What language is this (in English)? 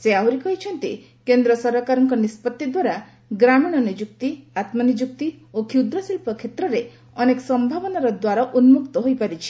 Odia